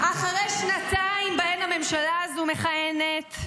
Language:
Hebrew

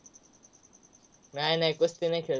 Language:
Marathi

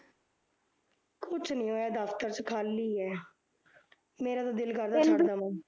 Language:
Punjabi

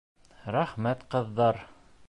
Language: Bashkir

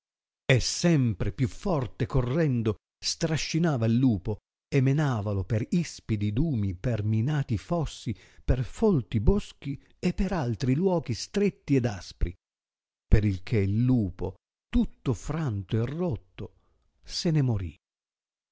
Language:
Italian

